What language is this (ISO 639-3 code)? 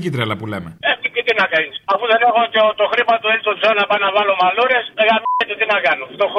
ell